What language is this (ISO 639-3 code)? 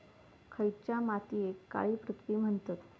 mar